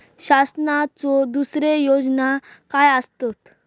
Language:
Marathi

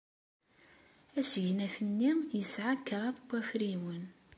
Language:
Kabyle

